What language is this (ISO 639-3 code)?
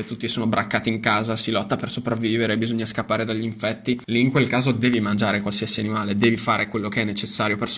ita